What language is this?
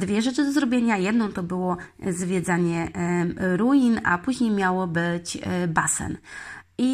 Polish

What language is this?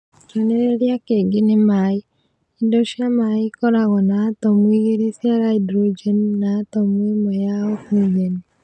Kikuyu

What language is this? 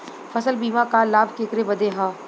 Bhojpuri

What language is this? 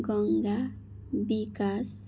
Nepali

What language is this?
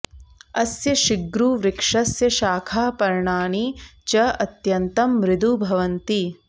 Sanskrit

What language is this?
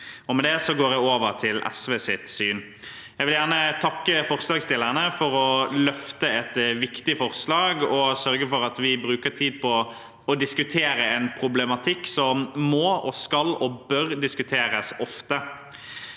Norwegian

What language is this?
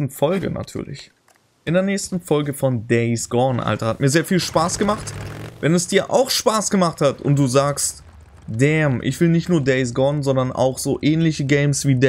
German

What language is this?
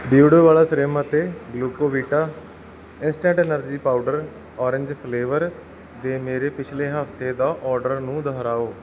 Punjabi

